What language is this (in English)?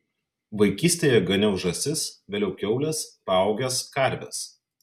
Lithuanian